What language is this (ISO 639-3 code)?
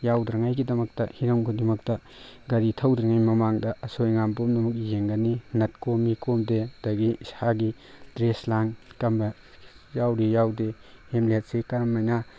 mni